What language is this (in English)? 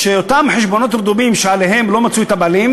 Hebrew